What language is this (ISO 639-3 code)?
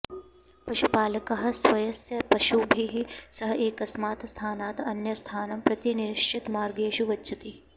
san